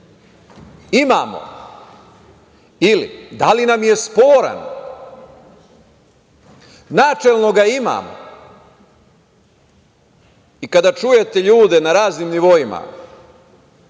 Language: Serbian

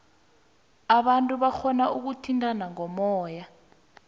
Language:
South Ndebele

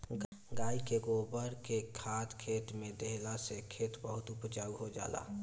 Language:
Bhojpuri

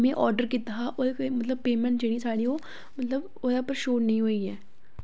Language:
Dogri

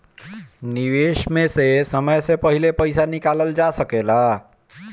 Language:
Bhojpuri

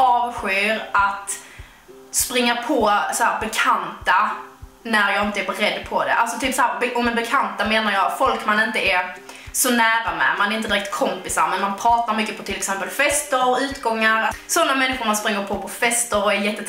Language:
Swedish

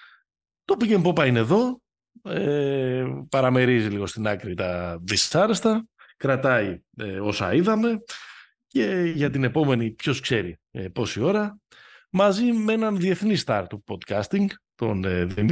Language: Greek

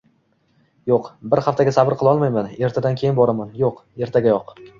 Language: Uzbek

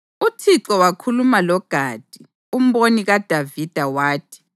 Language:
North Ndebele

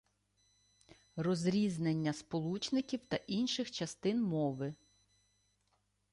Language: Ukrainian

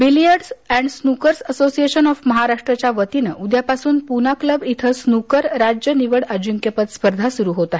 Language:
Marathi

